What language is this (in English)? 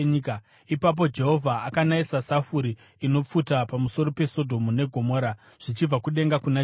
Shona